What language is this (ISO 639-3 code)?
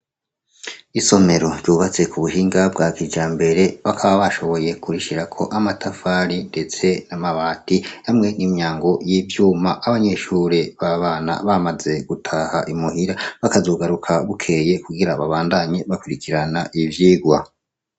run